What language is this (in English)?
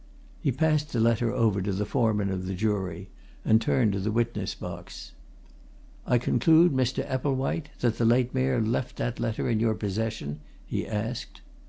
English